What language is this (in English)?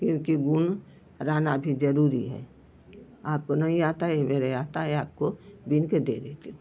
Hindi